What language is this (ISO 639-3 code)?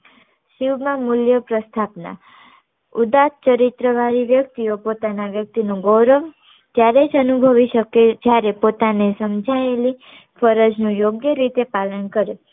guj